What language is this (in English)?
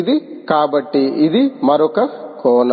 Telugu